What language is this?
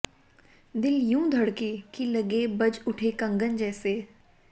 Hindi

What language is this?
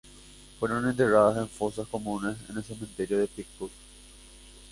Spanish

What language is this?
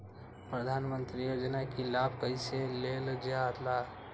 Magahi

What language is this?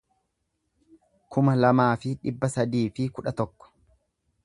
Oromo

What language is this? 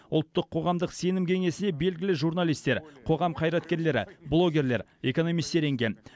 Kazakh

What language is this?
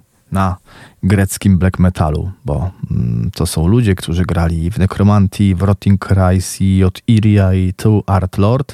Polish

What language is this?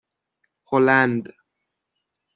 Persian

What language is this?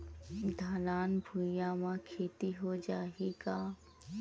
Chhattisgarhi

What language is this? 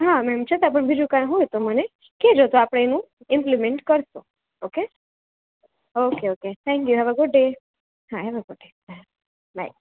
Gujarati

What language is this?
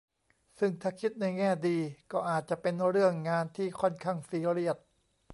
Thai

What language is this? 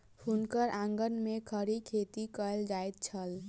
Maithili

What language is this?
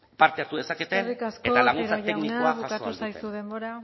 Basque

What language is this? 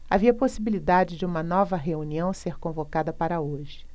Portuguese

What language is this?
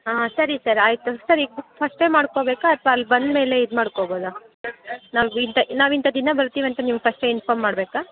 Kannada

